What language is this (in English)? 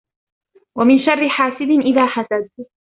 Arabic